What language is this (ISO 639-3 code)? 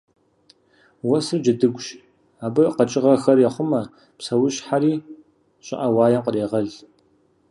kbd